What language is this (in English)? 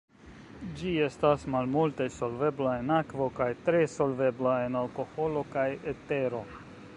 Esperanto